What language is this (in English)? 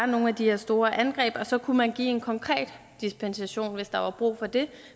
Danish